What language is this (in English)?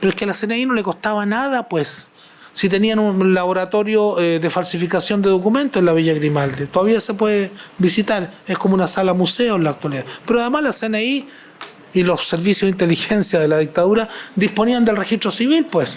Spanish